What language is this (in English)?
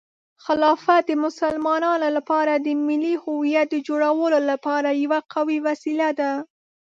Pashto